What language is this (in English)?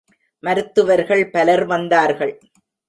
Tamil